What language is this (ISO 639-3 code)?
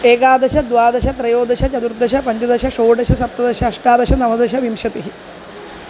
san